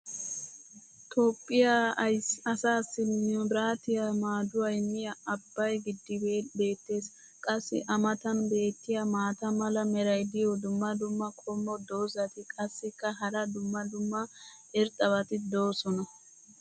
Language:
Wolaytta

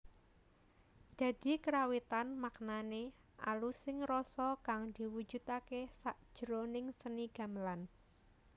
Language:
Javanese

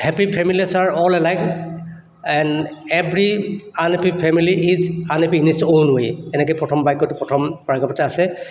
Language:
Assamese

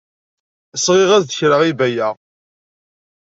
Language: Kabyle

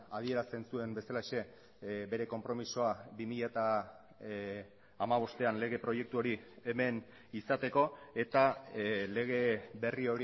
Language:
Basque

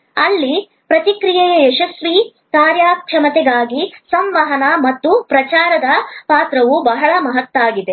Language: Kannada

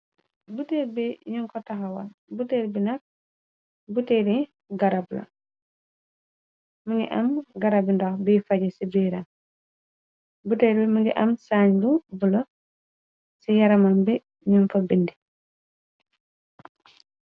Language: Wolof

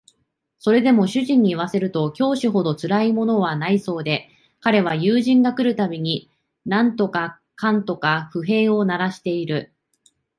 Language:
Japanese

